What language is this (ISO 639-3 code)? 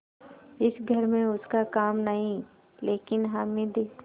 hin